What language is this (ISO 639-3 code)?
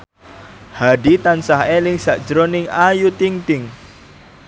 jav